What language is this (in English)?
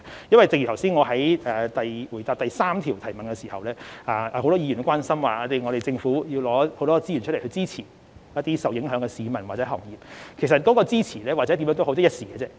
Cantonese